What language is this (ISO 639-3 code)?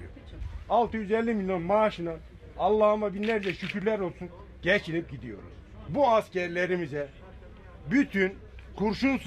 tur